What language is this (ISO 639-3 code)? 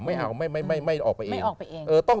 tha